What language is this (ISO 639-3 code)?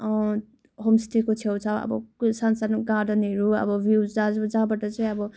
nep